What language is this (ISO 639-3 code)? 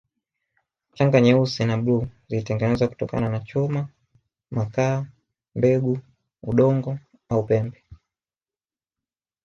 swa